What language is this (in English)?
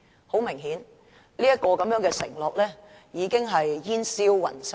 Cantonese